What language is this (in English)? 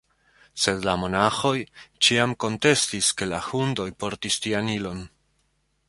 Esperanto